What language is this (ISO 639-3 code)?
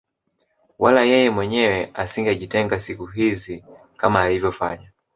swa